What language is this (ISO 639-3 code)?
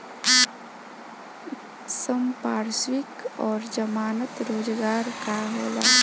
bho